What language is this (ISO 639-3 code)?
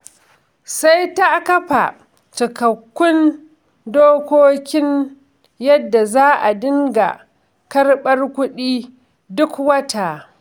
hau